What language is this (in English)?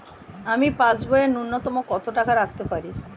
Bangla